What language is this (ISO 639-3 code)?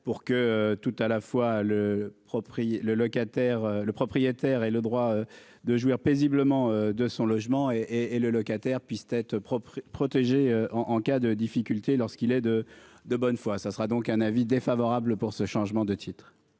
fra